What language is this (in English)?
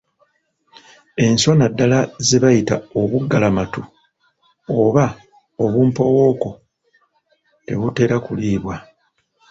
Ganda